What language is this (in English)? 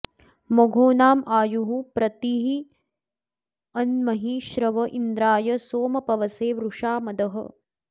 Sanskrit